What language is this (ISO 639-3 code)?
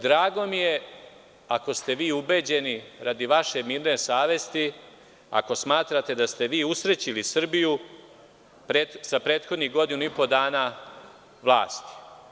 srp